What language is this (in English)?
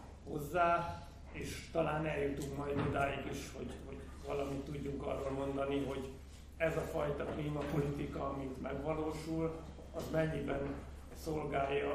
Hungarian